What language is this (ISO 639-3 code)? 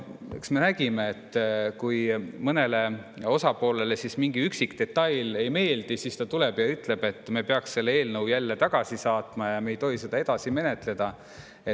est